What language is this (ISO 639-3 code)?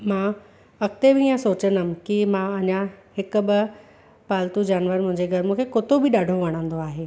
snd